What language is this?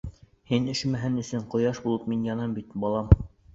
Bashkir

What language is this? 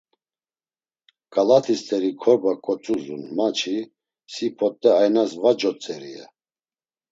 Laz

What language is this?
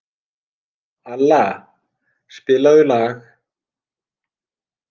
Icelandic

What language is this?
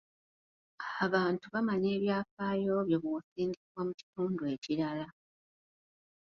Ganda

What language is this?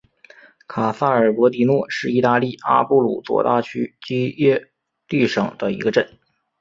Chinese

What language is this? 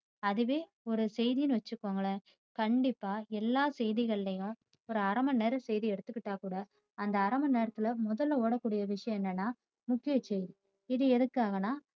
Tamil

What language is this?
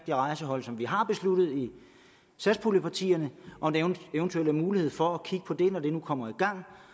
Danish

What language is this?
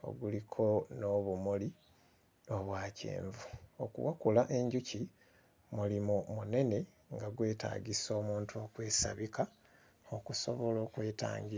Ganda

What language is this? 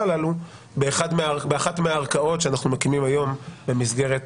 Hebrew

